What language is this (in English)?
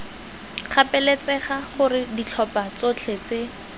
Tswana